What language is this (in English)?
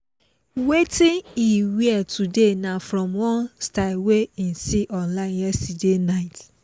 Nigerian Pidgin